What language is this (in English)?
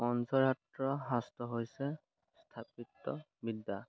Assamese